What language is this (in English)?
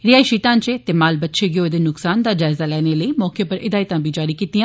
Dogri